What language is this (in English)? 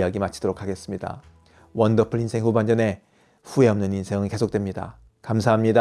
Korean